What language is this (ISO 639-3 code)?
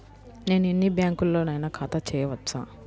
tel